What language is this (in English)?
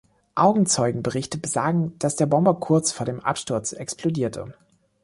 German